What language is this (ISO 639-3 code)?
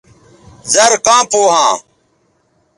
btv